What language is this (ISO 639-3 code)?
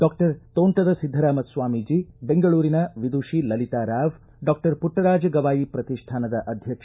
kan